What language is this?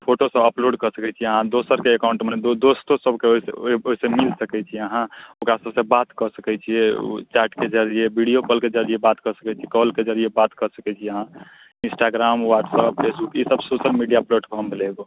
Maithili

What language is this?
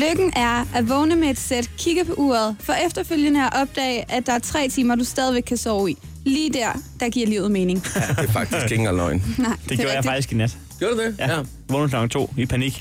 Danish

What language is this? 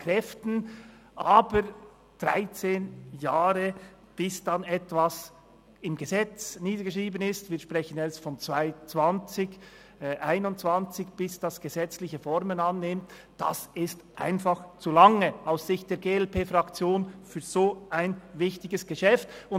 Swiss German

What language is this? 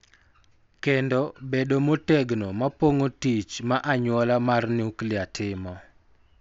Luo (Kenya and Tanzania)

